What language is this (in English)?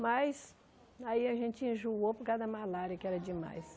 Portuguese